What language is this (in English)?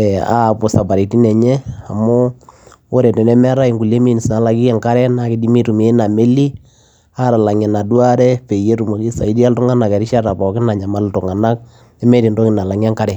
Masai